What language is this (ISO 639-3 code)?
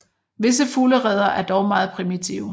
dan